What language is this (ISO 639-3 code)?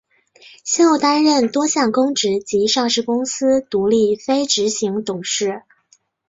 zho